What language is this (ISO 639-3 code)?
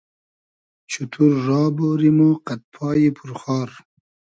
haz